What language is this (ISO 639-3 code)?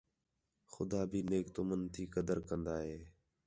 xhe